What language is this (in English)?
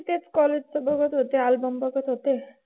Marathi